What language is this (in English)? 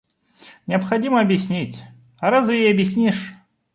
Russian